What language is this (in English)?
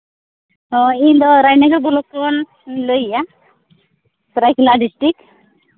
Santali